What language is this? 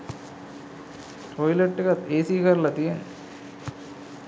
Sinhala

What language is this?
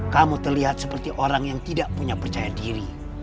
Indonesian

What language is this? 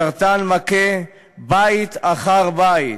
Hebrew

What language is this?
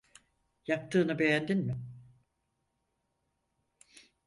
Turkish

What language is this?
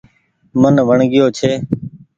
Goaria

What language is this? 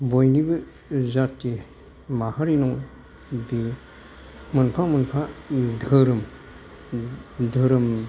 Bodo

